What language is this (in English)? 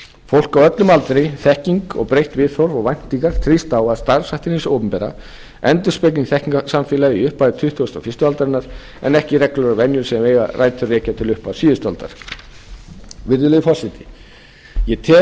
Icelandic